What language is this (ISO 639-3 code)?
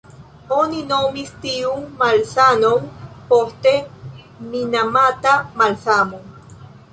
epo